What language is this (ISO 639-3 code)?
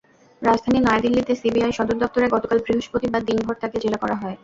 ben